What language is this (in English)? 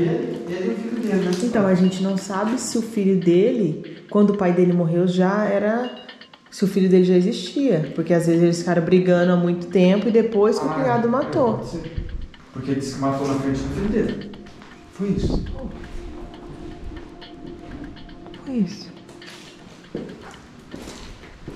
Portuguese